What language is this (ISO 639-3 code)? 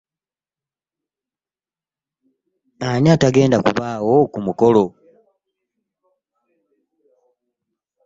lug